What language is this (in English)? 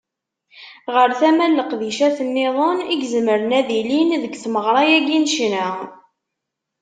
Kabyle